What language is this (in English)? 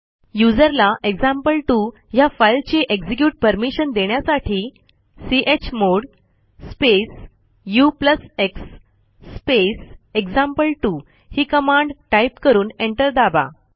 Marathi